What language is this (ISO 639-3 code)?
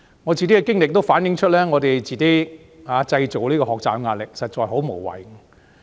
yue